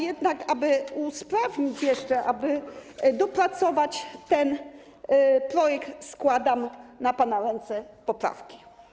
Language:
Polish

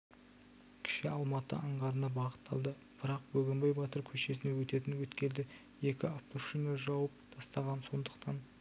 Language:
Kazakh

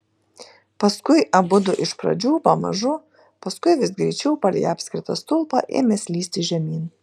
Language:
Lithuanian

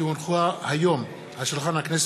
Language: Hebrew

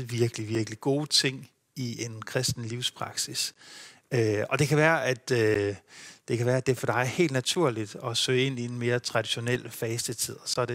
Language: Danish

